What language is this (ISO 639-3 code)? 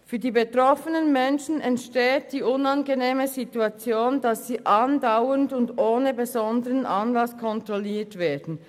gsw